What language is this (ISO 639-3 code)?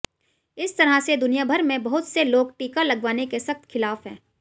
hin